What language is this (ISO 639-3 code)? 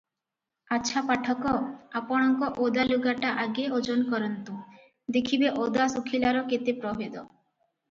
ori